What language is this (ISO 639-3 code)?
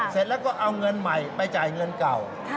tha